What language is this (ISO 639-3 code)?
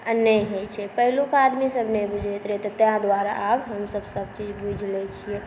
mai